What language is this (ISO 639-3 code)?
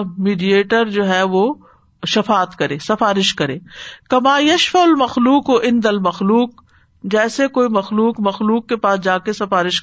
urd